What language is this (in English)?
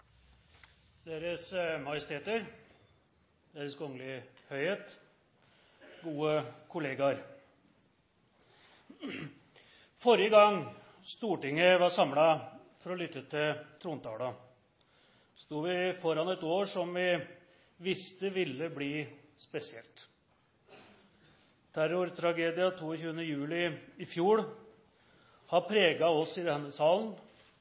Norwegian Nynorsk